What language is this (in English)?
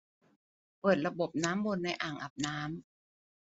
Thai